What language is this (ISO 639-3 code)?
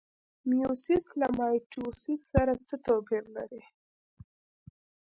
pus